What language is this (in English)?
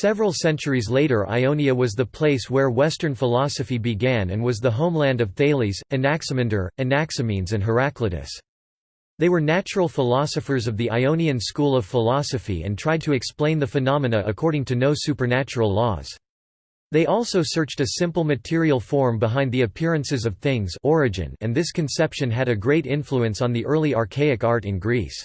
English